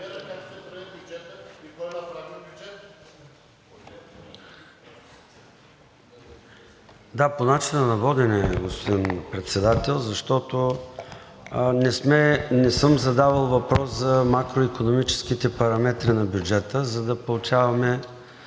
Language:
Bulgarian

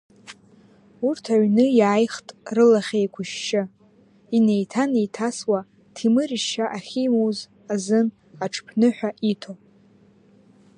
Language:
Abkhazian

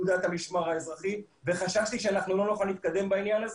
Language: Hebrew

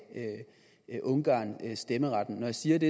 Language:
Danish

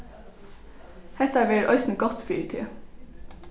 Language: Faroese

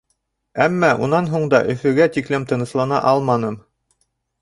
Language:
Bashkir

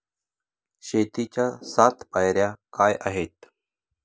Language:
Marathi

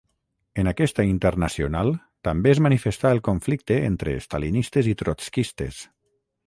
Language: Catalan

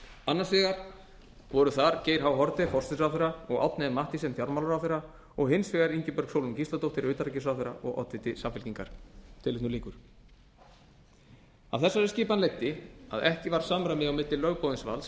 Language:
Icelandic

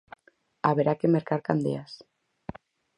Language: Galician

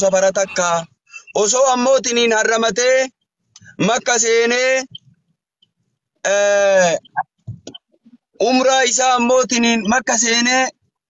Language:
Arabic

